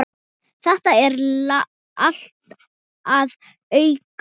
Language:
Icelandic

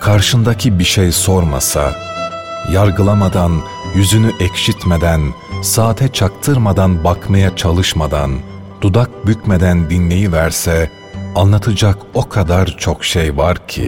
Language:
Turkish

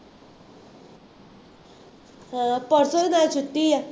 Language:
Punjabi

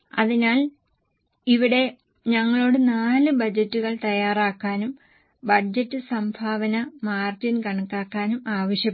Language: Malayalam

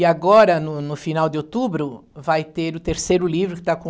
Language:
Portuguese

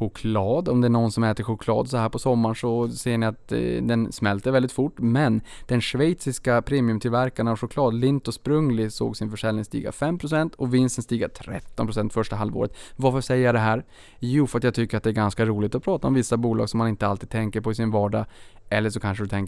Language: Swedish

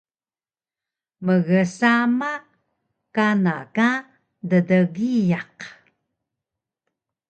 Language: Taroko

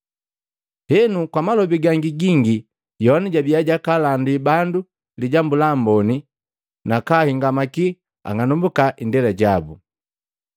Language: Matengo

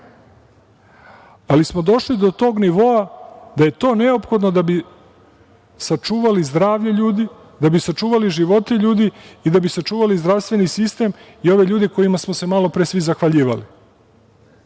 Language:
Serbian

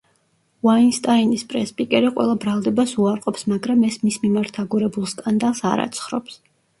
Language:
Georgian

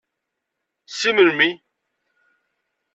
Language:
Kabyle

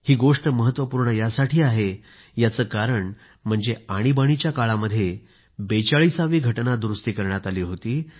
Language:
Marathi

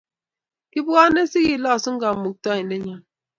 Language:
Kalenjin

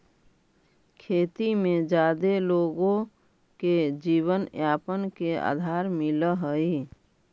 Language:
Magahi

